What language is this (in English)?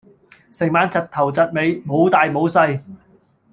Cantonese